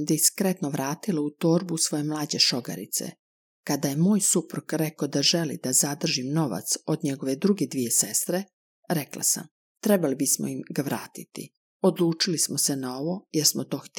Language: Croatian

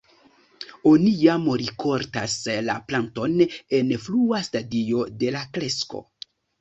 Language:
Esperanto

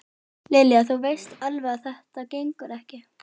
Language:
Icelandic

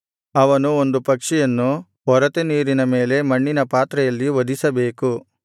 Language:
Kannada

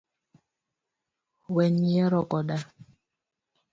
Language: Luo (Kenya and Tanzania)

